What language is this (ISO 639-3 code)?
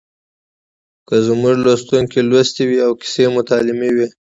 pus